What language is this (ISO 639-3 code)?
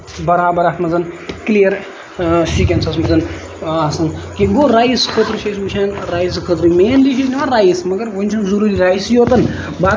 kas